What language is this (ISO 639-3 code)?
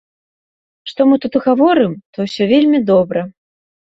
bel